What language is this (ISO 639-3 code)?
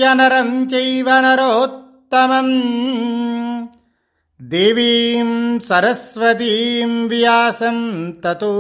tel